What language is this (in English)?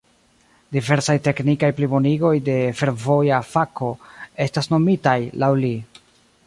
Esperanto